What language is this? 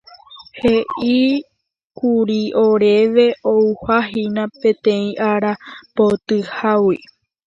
Guarani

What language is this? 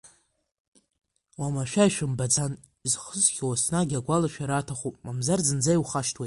Abkhazian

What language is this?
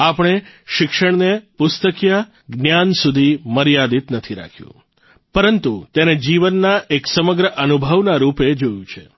Gujarati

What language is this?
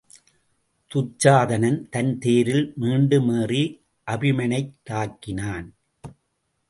Tamil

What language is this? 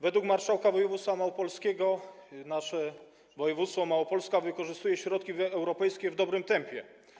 Polish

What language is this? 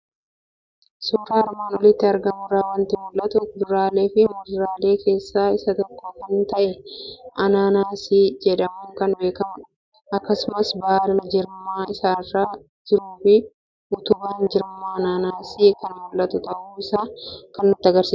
Oromo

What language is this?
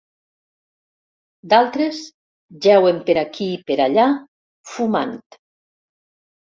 Catalan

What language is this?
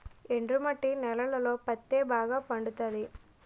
Telugu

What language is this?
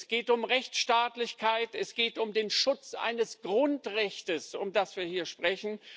German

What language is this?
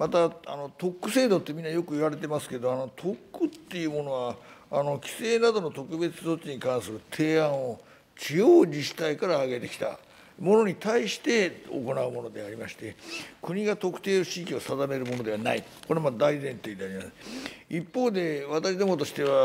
Japanese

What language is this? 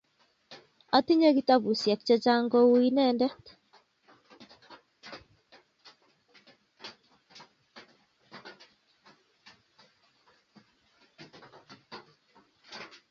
Kalenjin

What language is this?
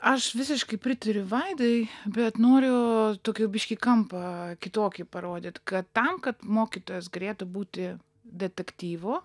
Lithuanian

